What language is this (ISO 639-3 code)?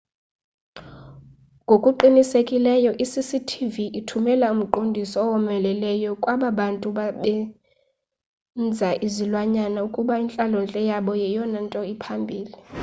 xho